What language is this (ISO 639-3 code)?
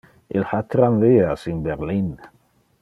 ina